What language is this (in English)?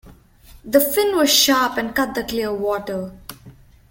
English